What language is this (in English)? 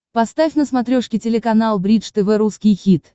Russian